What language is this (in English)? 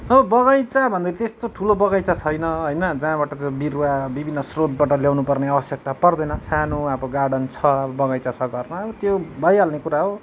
Nepali